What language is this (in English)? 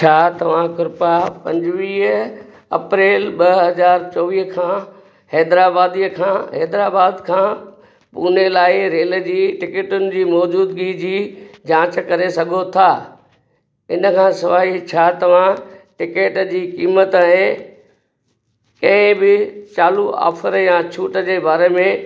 Sindhi